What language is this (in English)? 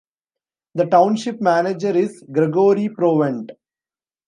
English